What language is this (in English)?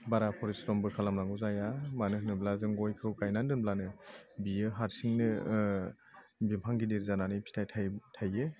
Bodo